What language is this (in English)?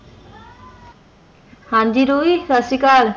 Punjabi